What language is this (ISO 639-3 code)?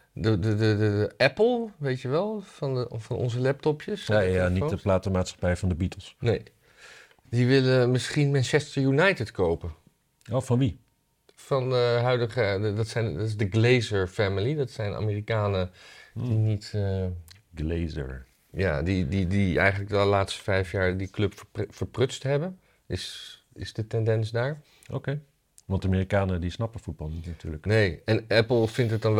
nld